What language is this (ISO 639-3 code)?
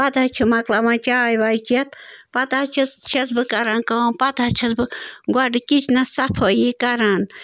kas